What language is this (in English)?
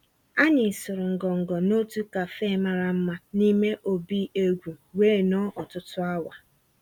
Igbo